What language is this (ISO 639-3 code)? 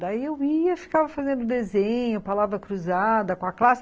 por